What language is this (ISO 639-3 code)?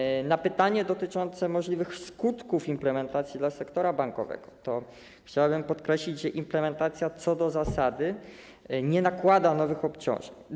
pol